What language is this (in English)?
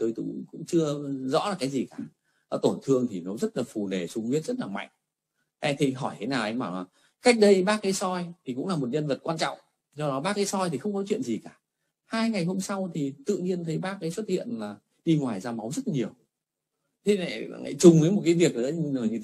Vietnamese